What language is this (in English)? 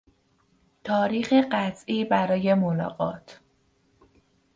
Persian